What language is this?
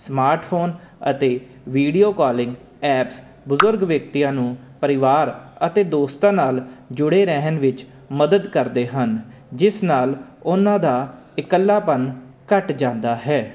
Punjabi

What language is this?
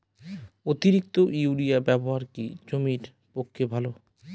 Bangla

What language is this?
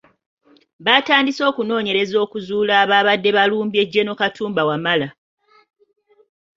Ganda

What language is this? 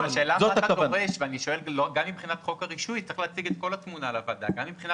Hebrew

